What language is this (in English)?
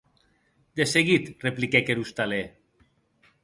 Occitan